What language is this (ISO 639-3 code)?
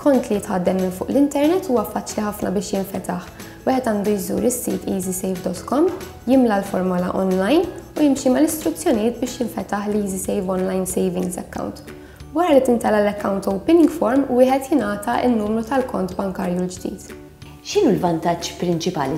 ara